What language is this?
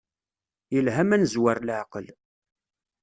Kabyle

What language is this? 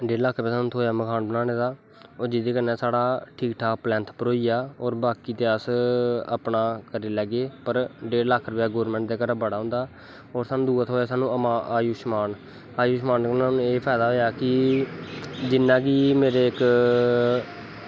Dogri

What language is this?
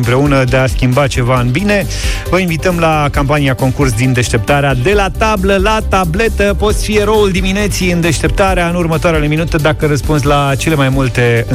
Romanian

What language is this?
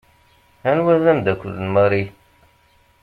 Kabyle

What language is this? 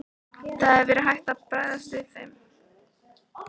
Icelandic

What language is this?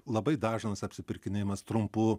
Lithuanian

